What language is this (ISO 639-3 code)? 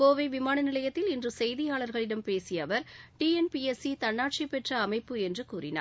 tam